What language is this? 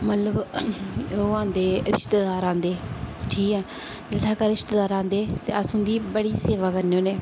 Dogri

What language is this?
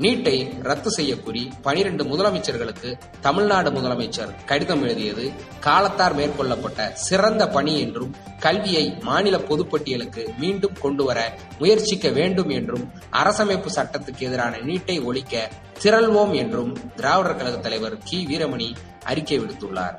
Tamil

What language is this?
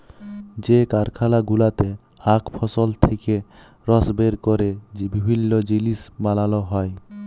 Bangla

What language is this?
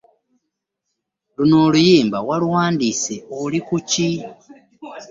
Ganda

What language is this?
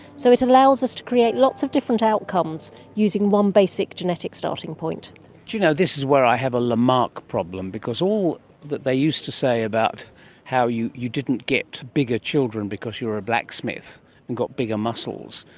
English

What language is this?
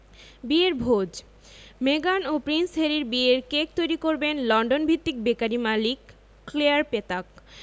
Bangla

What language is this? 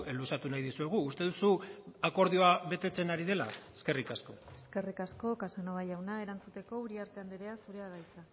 Basque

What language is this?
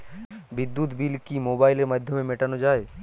Bangla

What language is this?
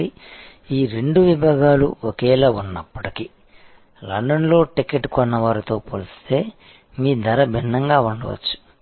Telugu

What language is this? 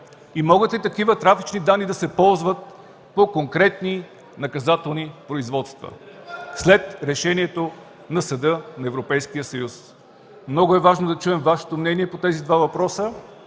Bulgarian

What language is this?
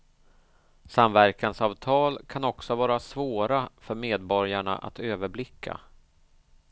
Swedish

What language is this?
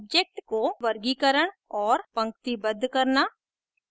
Hindi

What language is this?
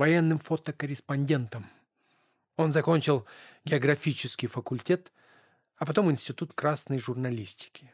Russian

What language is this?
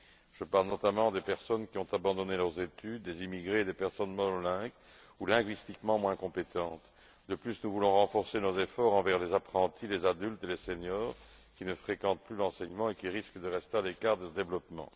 French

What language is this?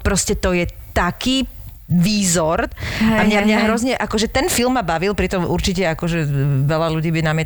Slovak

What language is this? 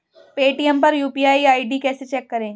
Hindi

